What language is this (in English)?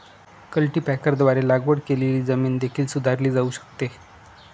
Marathi